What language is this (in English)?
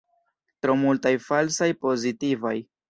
Esperanto